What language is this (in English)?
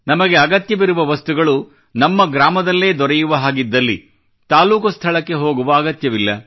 Kannada